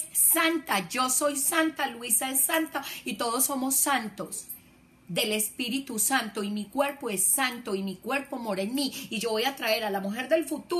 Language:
Spanish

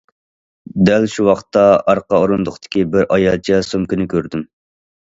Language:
Uyghur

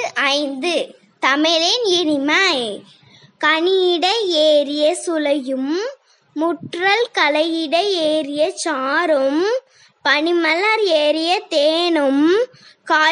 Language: Tamil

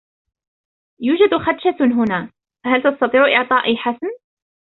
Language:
Arabic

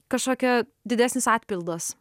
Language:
Lithuanian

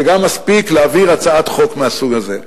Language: Hebrew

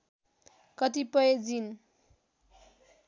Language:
Nepali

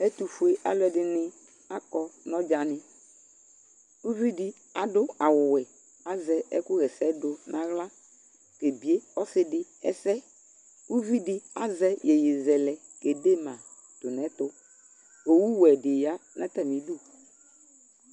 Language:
Ikposo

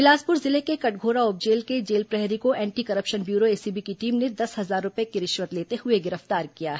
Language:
Hindi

